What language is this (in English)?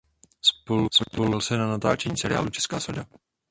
Czech